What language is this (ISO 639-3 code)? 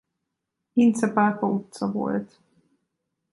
hun